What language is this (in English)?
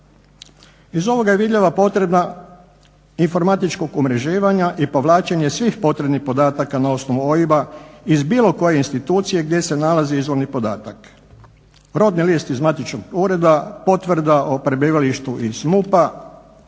Croatian